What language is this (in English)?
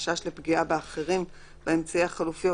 Hebrew